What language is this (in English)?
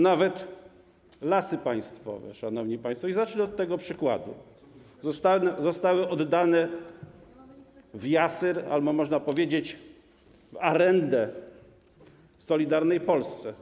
Polish